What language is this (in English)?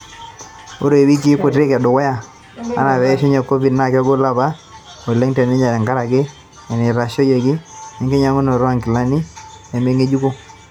Masai